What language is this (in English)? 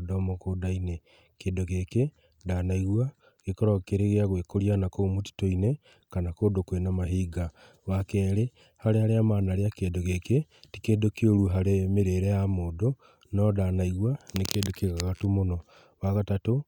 Kikuyu